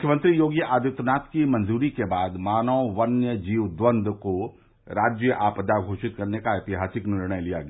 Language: Hindi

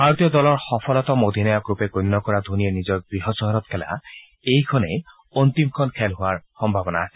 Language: Assamese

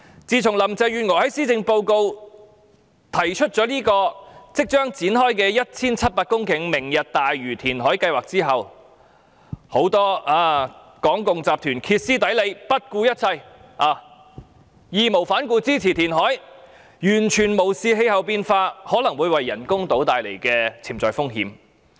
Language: Cantonese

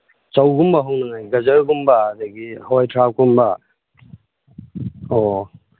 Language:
Manipuri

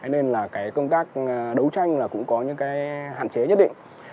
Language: Vietnamese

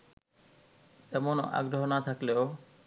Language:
Bangla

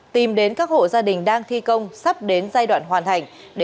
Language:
Vietnamese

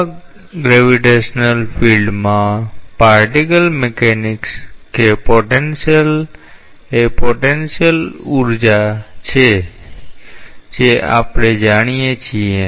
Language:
Gujarati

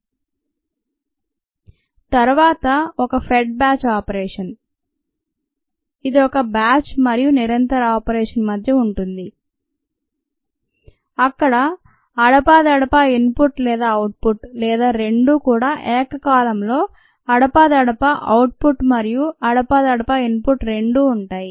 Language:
Telugu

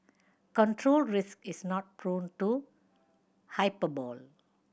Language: English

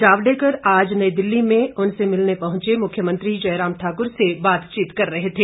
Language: Hindi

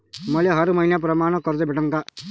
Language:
Marathi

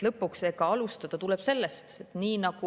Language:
Estonian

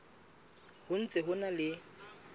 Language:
Southern Sotho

